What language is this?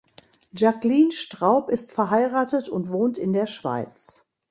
German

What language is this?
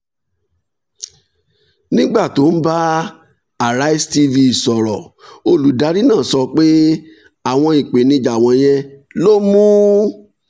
Yoruba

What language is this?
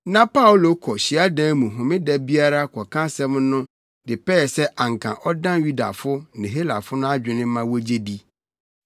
Akan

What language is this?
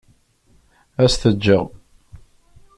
Kabyle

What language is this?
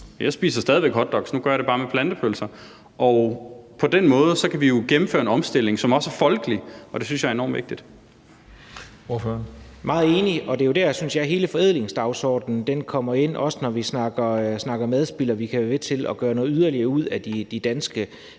Danish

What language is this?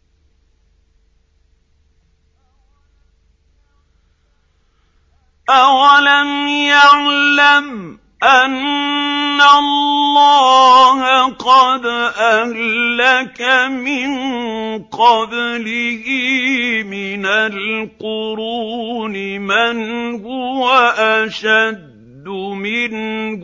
Arabic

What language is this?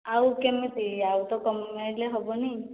Odia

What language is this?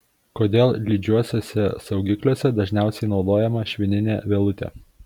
Lithuanian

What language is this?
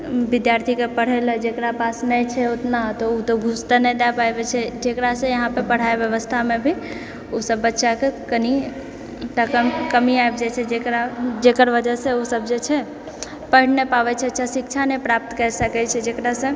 Maithili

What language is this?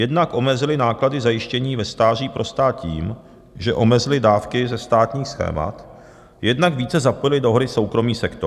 Czech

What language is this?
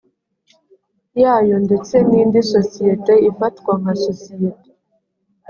Kinyarwanda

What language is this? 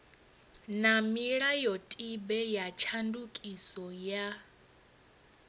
Venda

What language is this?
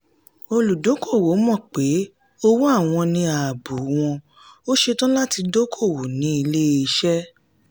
Yoruba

